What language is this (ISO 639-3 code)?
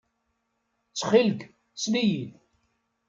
kab